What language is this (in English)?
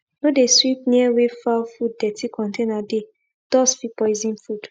Nigerian Pidgin